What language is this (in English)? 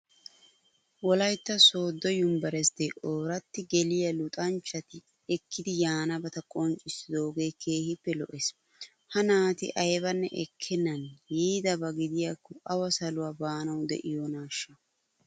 Wolaytta